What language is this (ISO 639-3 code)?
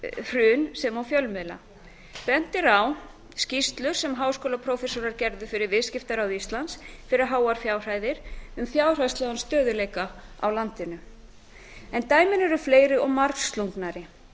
isl